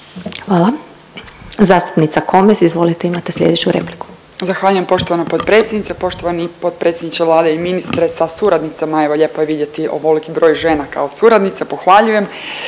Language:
Croatian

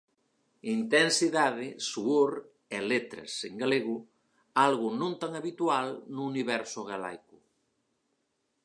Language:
Galician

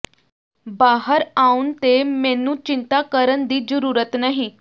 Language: Punjabi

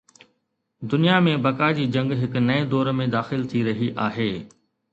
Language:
Sindhi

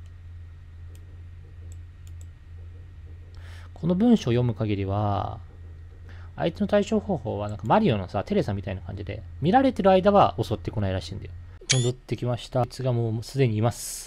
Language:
Japanese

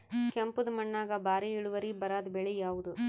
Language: Kannada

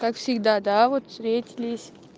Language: Russian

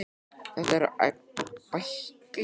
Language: Icelandic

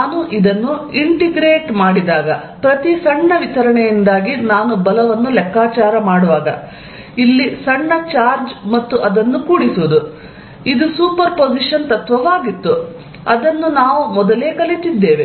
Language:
Kannada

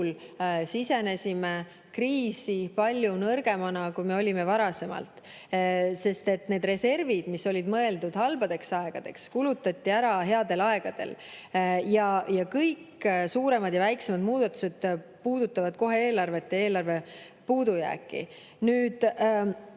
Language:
Estonian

